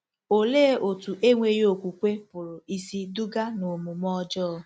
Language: Igbo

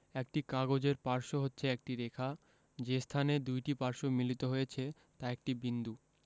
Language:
Bangla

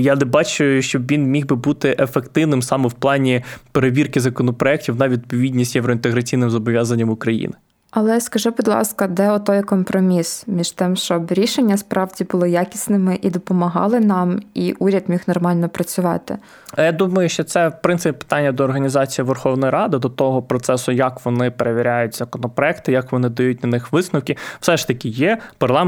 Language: Ukrainian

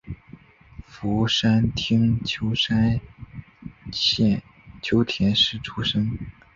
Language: Chinese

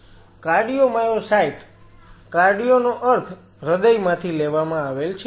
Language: Gujarati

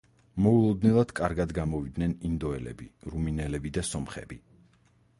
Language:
Georgian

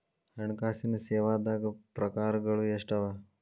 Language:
Kannada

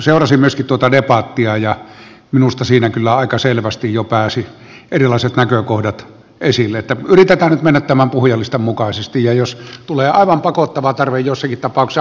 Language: Finnish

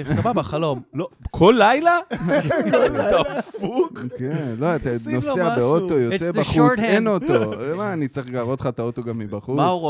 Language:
Hebrew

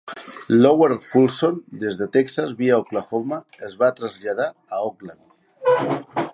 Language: Catalan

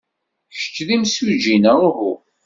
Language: Kabyle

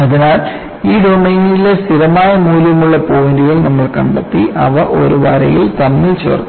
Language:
Malayalam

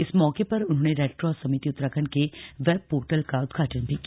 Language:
Hindi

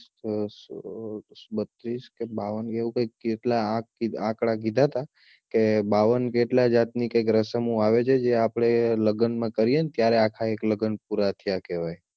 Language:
Gujarati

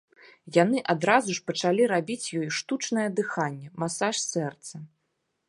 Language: Belarusian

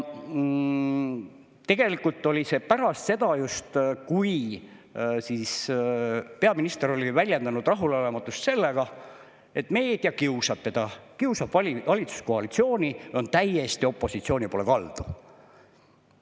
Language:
Estonian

